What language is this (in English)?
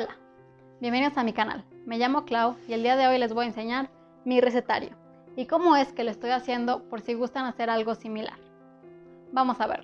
Spanish